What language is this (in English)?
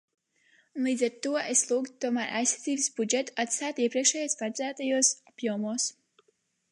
Latvian